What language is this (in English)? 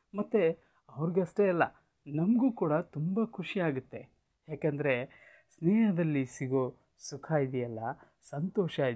Kannada